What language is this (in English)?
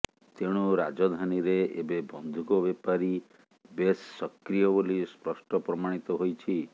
Odia